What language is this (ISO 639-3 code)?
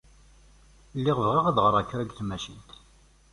kab